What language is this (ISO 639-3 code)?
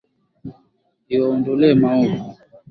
swa